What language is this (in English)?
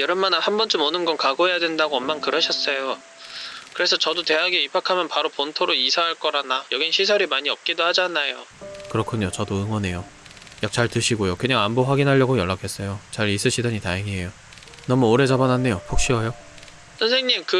Korean